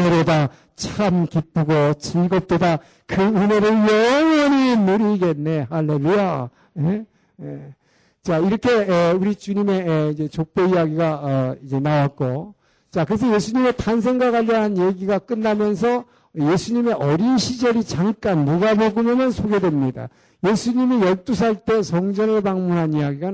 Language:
Korean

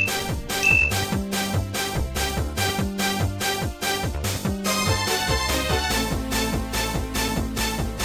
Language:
Korean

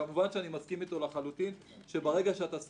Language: Hebrew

